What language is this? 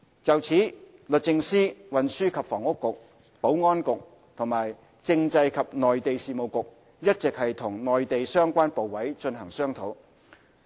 Cantonese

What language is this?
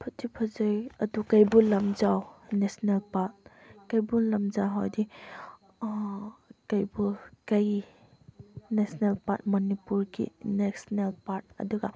Manipuri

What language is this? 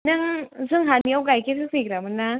Bodo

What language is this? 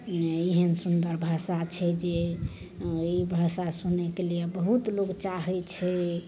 Maithili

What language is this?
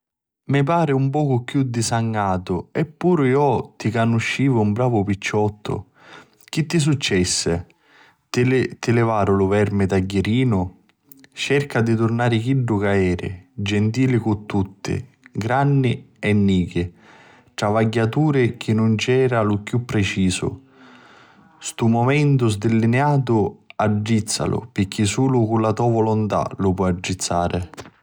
Sicilian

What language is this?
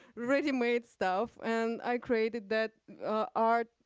English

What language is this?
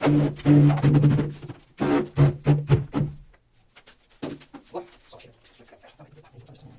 Portuguese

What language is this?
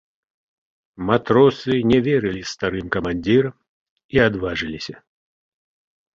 Belarusian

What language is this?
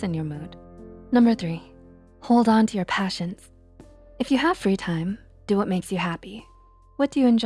English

